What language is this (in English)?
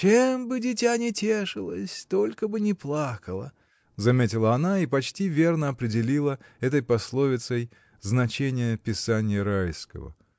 Russian